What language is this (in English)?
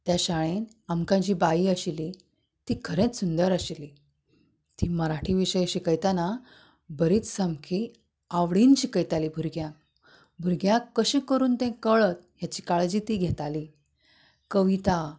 Konkani